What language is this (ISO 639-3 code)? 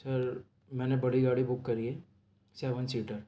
urd